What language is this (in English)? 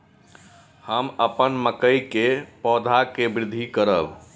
Maithili